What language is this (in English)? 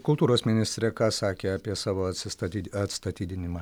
Lithuanian